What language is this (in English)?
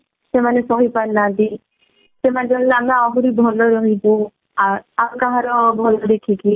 Odia